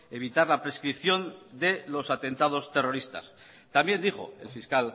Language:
Spanish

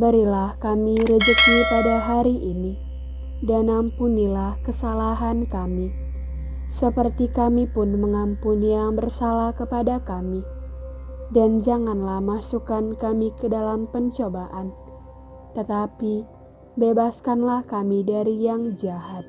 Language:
Indonesian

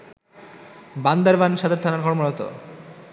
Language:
Bangla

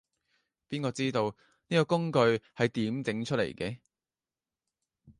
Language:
Cantonese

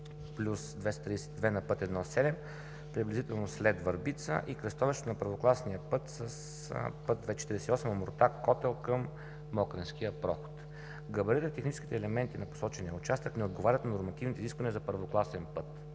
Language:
Bulgarian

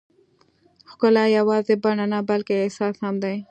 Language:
Pashto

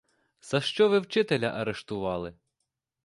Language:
Ukrainian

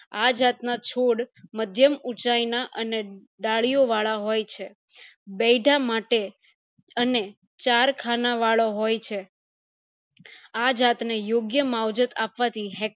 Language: Gujarati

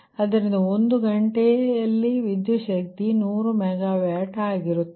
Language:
Kannada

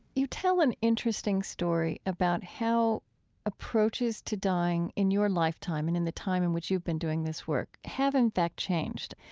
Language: English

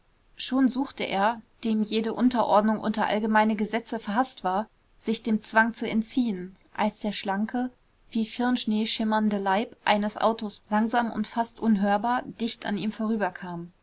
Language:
German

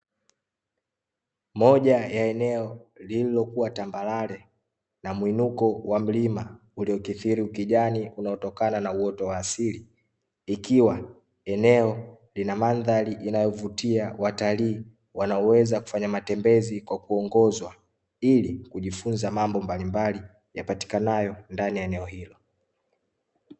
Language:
Swahili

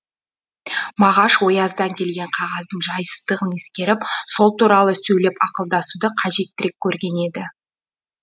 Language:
Kazakh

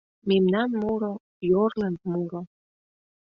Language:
Mari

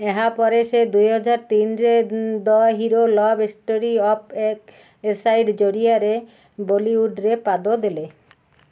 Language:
Odia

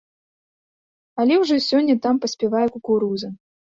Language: Belarusian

